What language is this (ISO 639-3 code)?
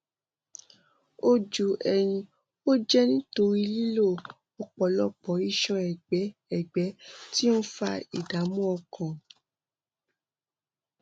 yor